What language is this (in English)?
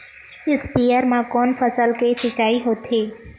Chhattisgarhi